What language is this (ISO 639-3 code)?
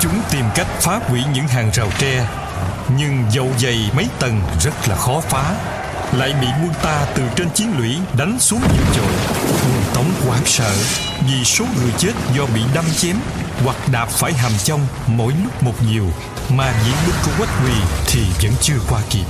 vie